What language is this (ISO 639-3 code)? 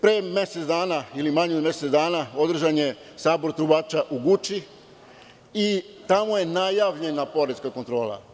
srp